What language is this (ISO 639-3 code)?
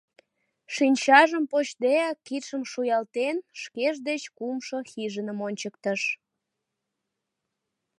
chm